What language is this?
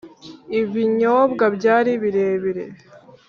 Kinyarwanda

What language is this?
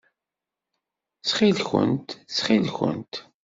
Kabyle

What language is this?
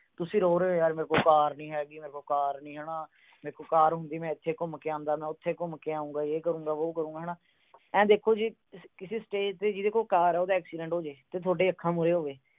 Punjabi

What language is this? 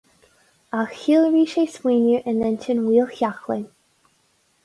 Irish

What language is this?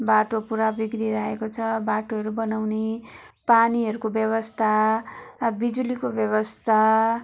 Nepali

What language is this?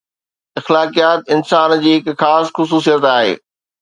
Sindhi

